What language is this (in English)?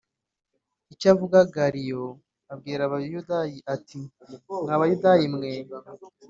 Kinyarwanda